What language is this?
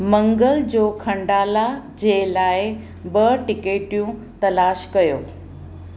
Sindhi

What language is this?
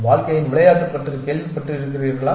Tamil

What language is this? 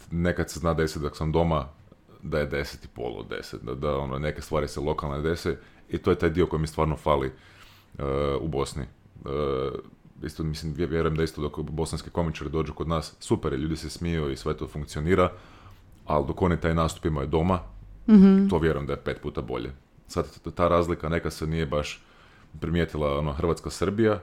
Croatian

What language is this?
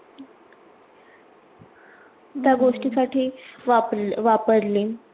Marathi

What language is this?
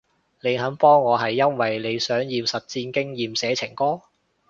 Cantonese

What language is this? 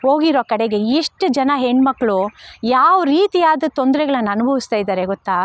Kannada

